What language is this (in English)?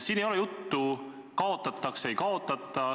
Estonian